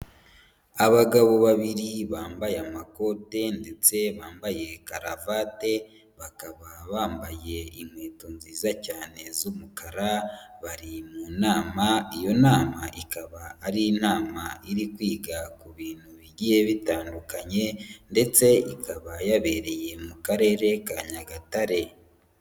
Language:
Kinyarwanda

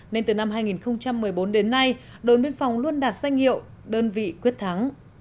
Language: Vietnamese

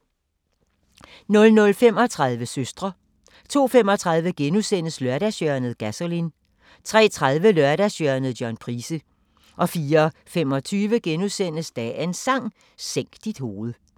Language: Danish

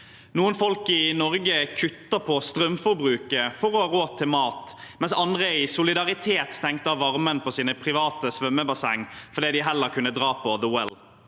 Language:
Norwegian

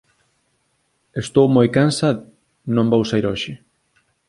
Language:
Galician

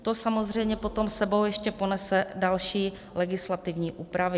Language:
Czech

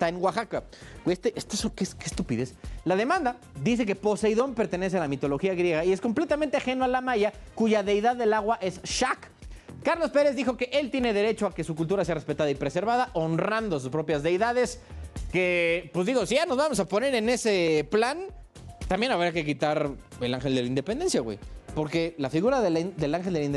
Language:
Spanish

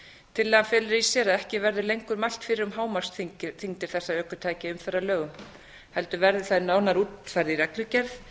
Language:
Icelandic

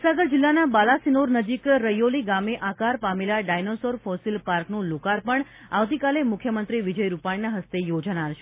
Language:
Gujarati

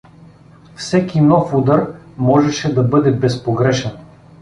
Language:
Bulgarian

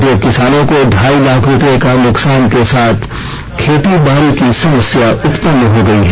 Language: Hindi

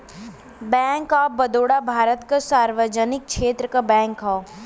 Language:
Bhojpuri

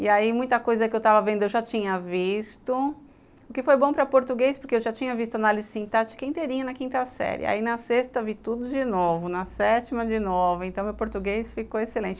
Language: Portuguese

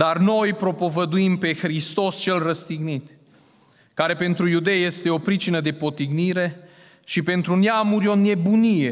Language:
Romanian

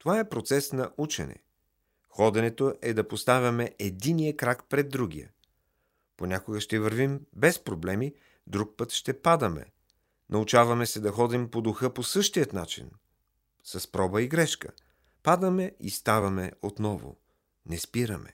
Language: Bulgarian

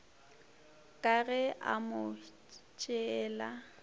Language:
Northern Sotho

